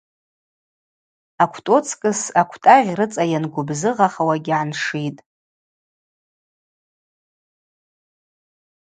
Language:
Abaza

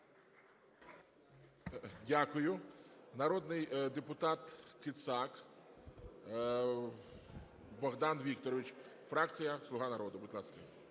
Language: Ukrainian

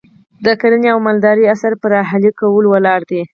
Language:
Pashto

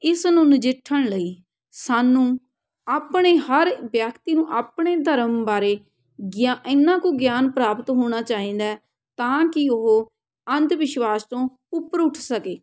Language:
Punjabi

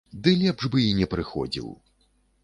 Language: Belarusian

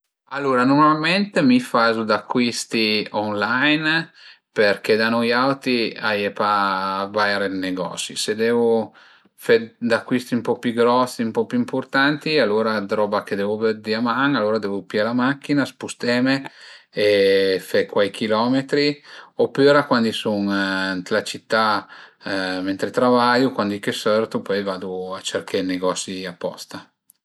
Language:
Piedmontese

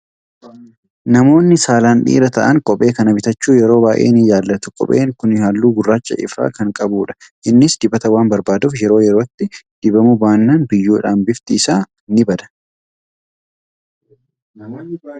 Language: Oromo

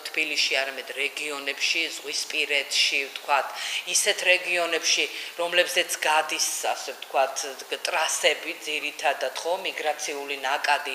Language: Romanian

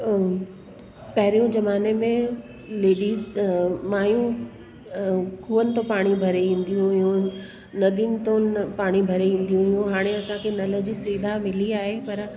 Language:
Sindhi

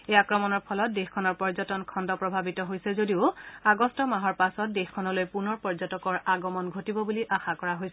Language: Assamese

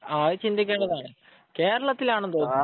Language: Malayalam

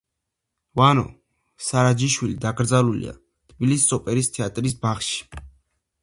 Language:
Georgian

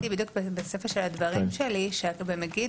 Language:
Hebrew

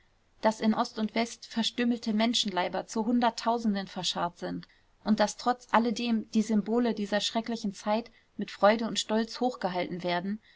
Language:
German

